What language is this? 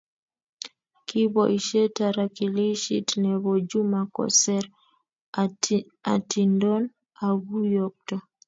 Kalenjin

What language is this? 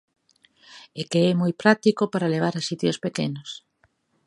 Galician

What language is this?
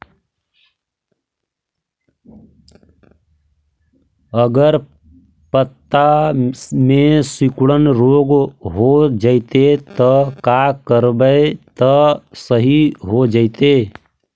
Magahi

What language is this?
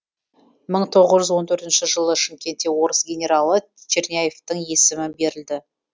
Kazakh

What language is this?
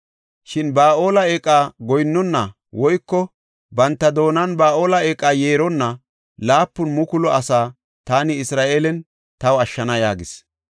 Gofa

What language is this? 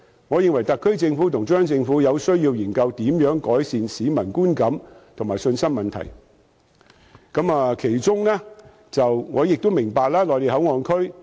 Cantonese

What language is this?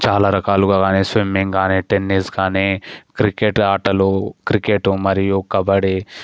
Telugu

